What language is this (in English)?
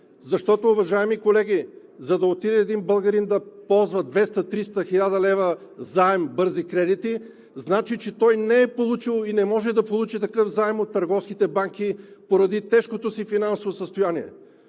Bulgarian